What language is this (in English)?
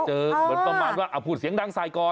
Thai